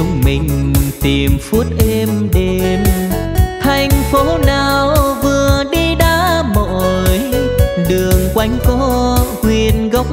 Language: Vietnamese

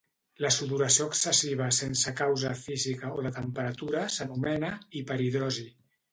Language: Catalan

